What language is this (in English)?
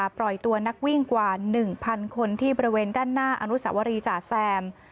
Thai